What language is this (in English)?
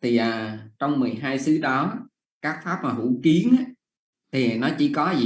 Vietnamese